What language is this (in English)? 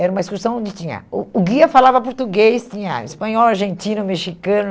Portuguese